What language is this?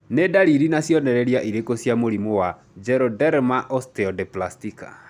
Kikuyu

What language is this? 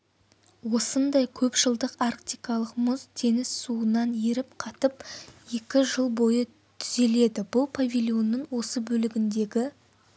Kazakh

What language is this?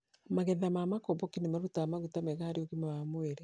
Kikuyu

